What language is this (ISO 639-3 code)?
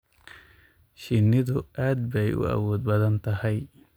som